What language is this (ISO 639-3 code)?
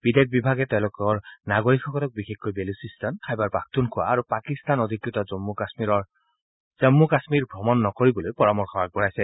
asm